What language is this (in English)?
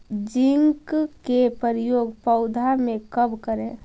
Magahi